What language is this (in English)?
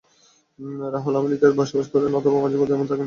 Bangla